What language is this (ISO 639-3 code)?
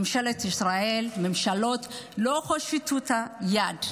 heb